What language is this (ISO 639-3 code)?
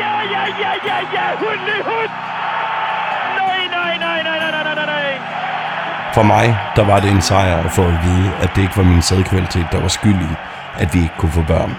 dan